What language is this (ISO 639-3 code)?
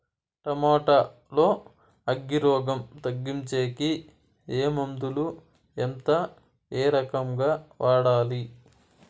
tel